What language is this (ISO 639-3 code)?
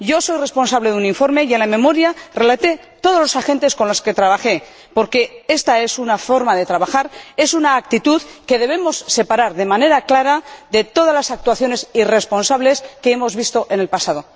spa